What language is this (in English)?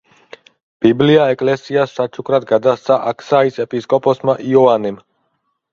Georgian